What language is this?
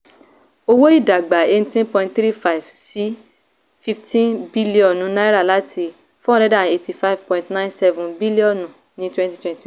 Yoruba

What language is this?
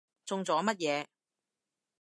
Cantonese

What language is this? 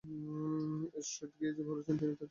Bangla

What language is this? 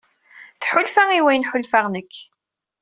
Kabyle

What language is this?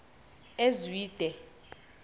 Xhosa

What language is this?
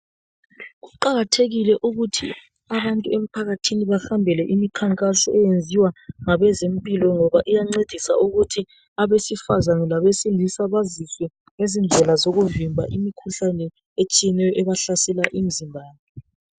North Ndebele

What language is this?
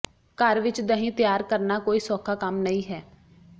Punjabi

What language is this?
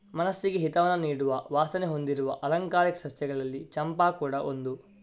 Kannada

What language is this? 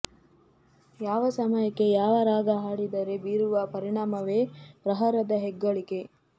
Kannada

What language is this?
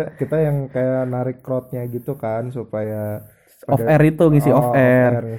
Indonesian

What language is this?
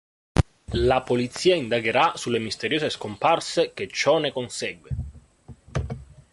Italian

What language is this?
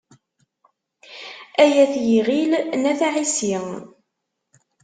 Kabyle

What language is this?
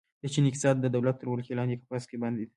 Pashto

